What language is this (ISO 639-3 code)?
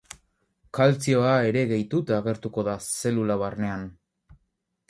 eus